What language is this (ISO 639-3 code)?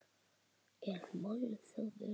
isl